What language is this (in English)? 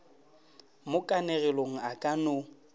Northern Sotho